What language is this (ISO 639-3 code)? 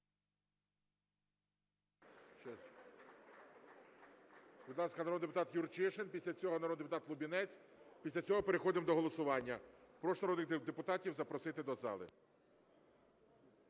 ukr